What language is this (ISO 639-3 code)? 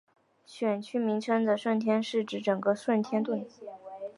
zho